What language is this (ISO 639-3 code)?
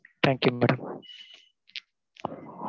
tam